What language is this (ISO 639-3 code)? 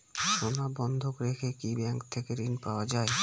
ben